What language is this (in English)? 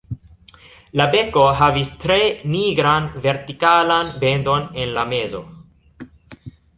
Esperanto